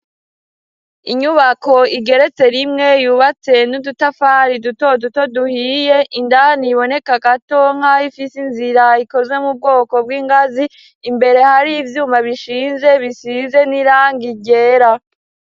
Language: Rundi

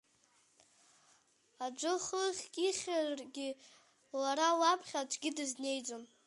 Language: Abkhazian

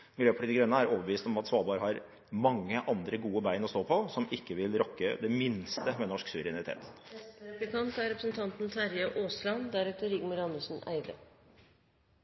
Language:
Norwegian Bokmål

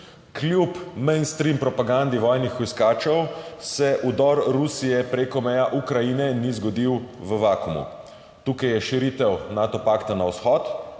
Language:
Slovenian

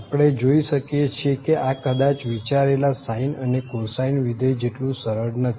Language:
Gujarati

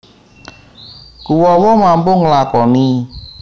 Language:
Javanese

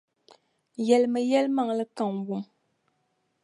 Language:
Dagbani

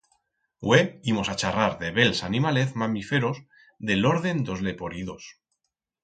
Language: Aragonese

